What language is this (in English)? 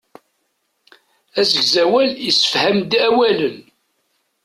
Kabyle